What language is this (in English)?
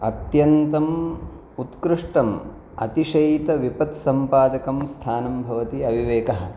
Sanskrit